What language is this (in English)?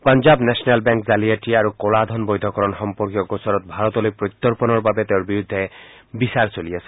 Assamese